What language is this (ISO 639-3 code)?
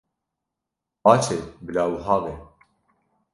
kur